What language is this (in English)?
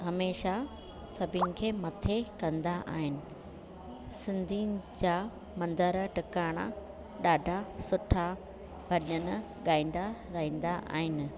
Sindhi